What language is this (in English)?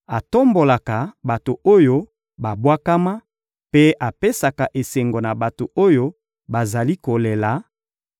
Lingala